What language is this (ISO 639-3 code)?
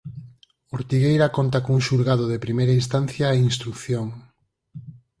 glg